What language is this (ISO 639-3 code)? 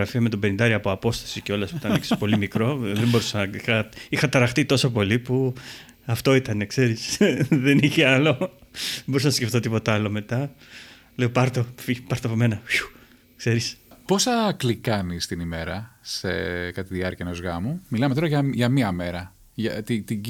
ell